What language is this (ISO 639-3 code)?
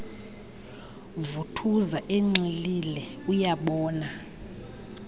xho